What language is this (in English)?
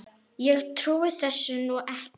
Icelandic